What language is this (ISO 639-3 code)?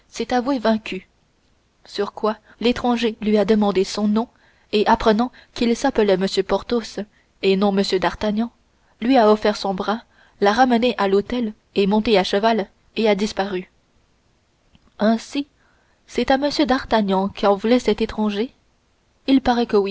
fra